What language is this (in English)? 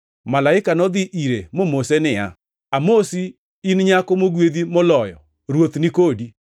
Luo (Kenya and Tanzania)